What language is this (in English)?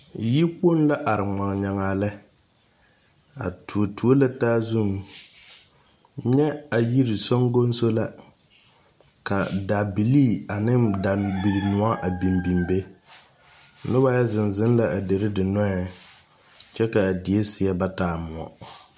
Southern Dagaare